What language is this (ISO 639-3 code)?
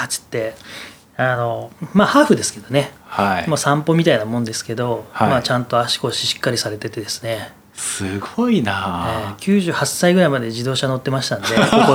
jpn